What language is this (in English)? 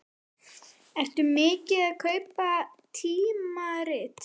Icelandic